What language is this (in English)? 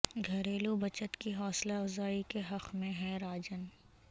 Urdu